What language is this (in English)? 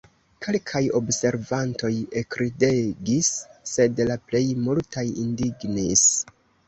Esperanto